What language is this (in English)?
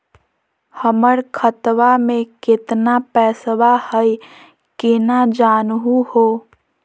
Magahi